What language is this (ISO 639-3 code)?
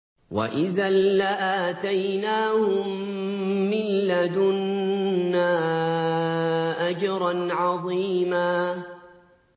ara